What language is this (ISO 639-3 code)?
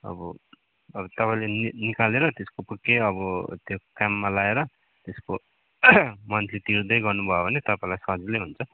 nep